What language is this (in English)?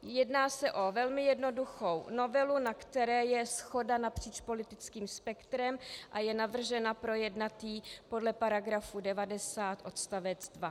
Czech